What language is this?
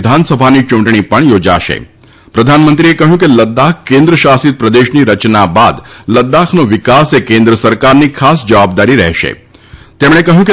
Gujarati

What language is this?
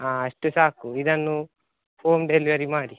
Kannada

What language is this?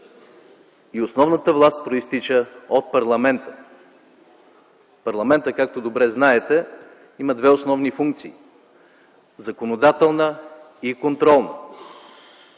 Bulgarian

